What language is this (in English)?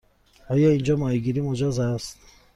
Persian